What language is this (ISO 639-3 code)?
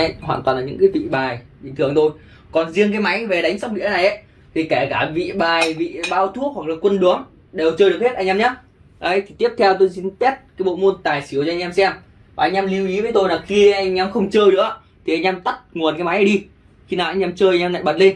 vie